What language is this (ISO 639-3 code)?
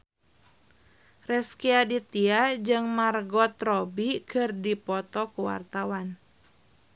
sun